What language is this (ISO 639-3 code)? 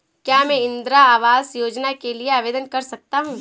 hin